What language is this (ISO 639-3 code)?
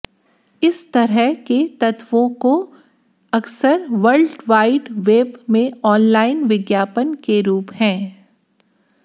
hin